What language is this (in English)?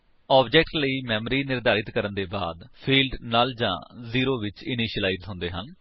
Punjabi